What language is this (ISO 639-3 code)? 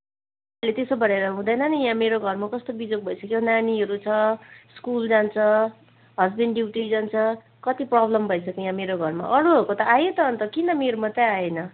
nep